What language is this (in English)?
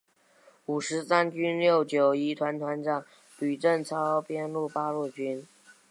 Chinese